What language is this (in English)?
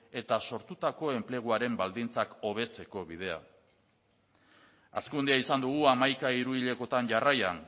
Basque